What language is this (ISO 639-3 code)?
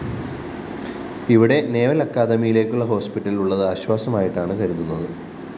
mal